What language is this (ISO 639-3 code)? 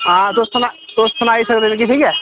doi